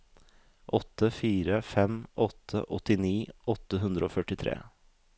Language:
Norwegian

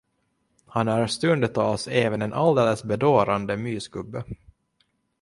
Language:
Swedish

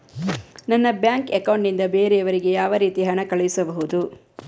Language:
Kannada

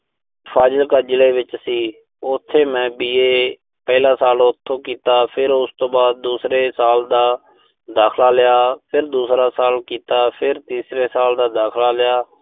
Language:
Punjabi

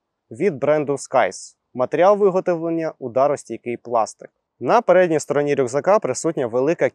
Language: Ukrainian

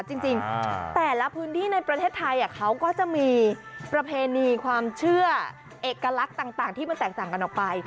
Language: Thai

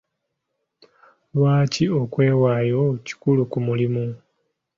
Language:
Ganda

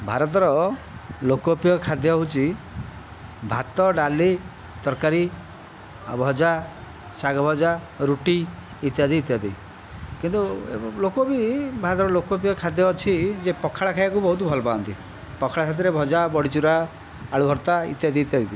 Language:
Odia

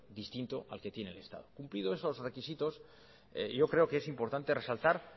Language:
Spanish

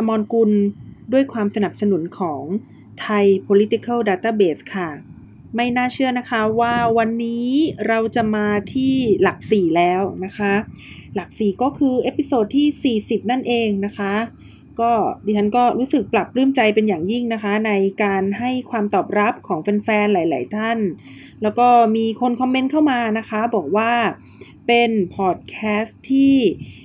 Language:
Thai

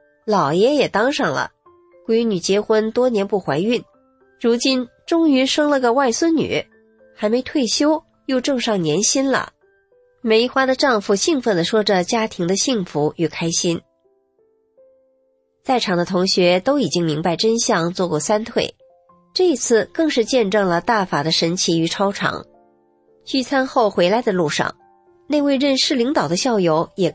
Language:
Chinese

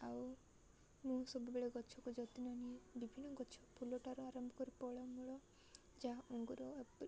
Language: Odia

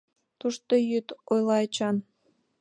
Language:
Mari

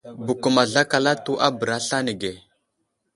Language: Wuzlam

